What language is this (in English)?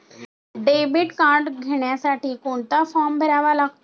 Marathi